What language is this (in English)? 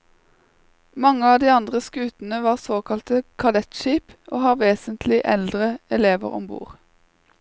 Norwegian